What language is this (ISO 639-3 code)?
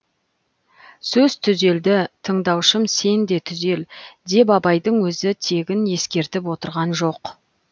kaz